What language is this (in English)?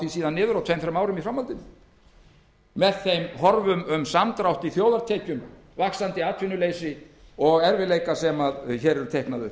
Icelandic